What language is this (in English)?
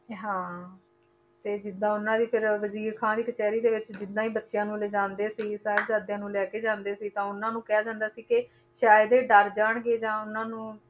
Punjabi